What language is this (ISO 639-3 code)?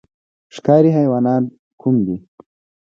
pus